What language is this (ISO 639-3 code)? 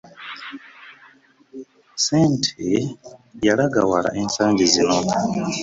lug